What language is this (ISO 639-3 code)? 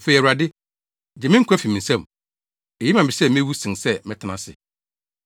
aka